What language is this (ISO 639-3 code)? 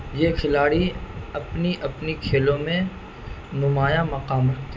urd